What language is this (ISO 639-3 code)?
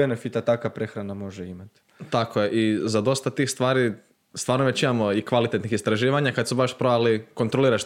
hrv